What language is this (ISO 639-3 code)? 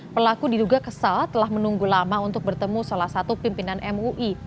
ind